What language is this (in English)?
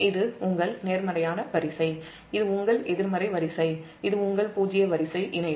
Tamil